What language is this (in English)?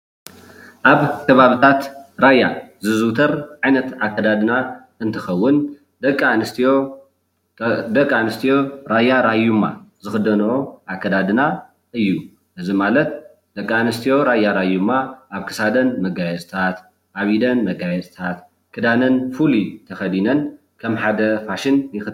Tigrinya